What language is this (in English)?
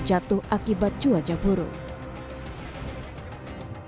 Indonesian